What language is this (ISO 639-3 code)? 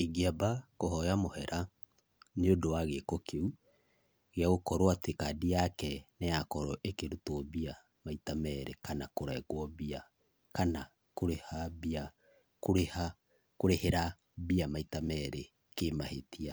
kik